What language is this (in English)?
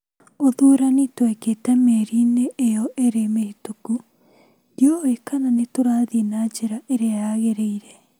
Kikuyu